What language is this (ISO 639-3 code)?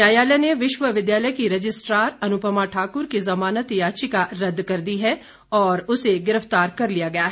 hin